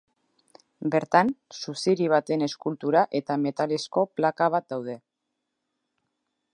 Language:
Basque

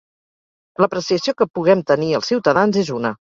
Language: Catalan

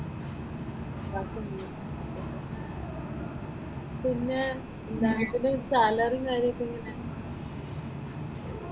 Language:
Malayalam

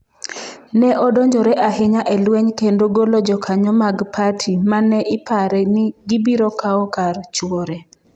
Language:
Luo (Kenya and Tanzania)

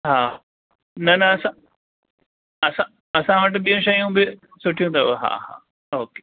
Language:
Sindhi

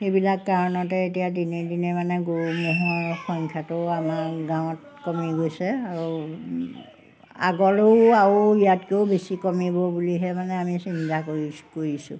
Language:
Assamese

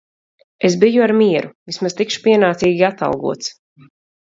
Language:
Latvian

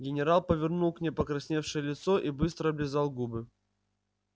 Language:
Russian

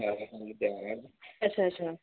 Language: Dogri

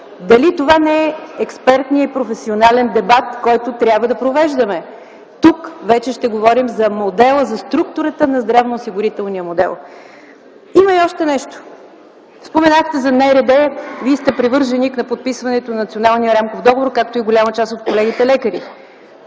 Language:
Bulgarian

